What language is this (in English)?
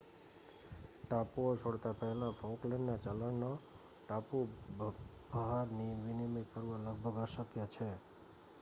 Gujarati